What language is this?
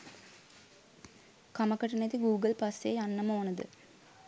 Sinhala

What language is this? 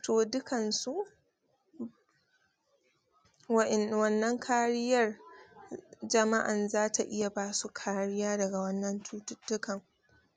Hausa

